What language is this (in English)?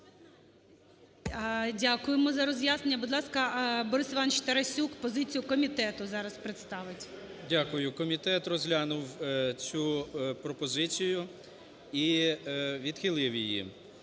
Ukrainian